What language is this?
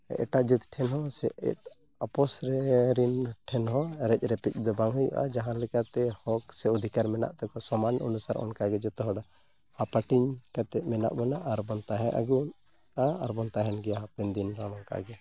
Santali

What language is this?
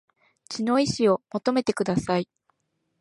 Japanese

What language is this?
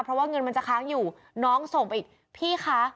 Thai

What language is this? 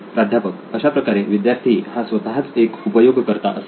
Marathi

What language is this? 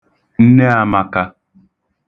Igbo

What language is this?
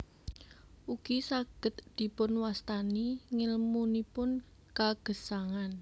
Javanese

